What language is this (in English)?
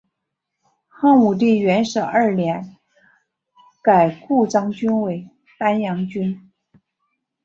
Chinese